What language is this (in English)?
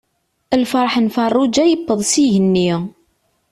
Kabyle